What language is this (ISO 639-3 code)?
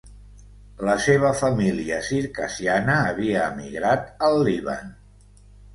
cat